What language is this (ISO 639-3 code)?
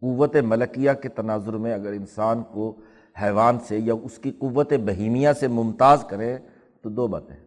urd